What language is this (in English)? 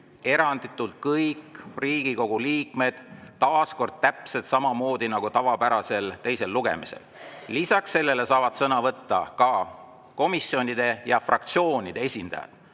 Estonian